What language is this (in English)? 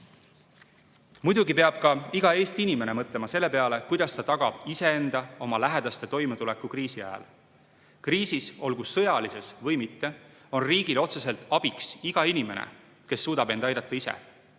Estonian